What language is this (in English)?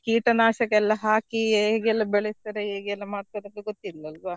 Kannada